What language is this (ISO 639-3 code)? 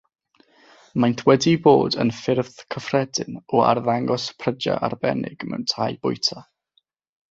cym